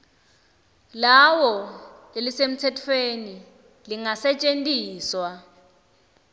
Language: Swati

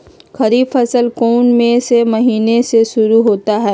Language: Magahi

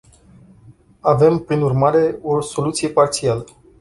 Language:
Romanian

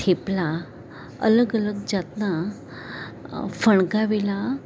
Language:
Gujarati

